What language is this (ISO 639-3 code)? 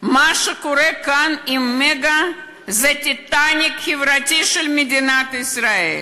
heb